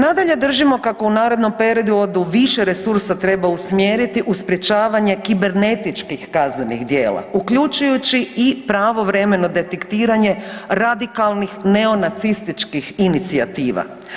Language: Croatian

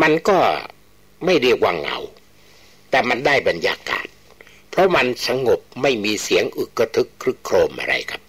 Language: Thai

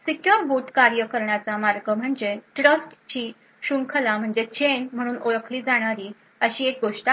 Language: Marathi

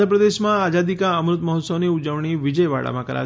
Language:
Gujarati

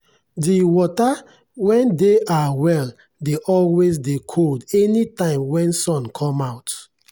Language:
Nigerian Pidgin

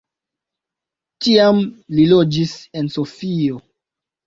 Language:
Esperanto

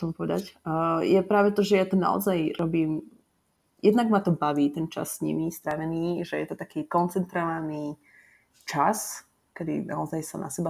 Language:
Slovak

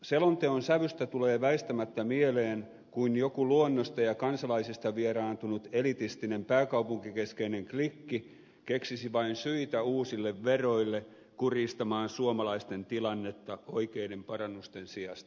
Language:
Finnish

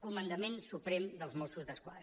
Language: Catalan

